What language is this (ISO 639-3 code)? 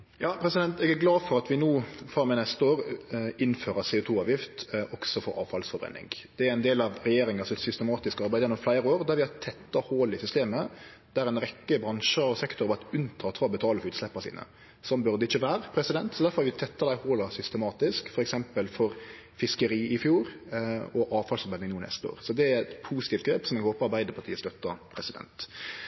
nor